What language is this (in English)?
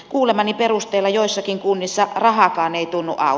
Finnish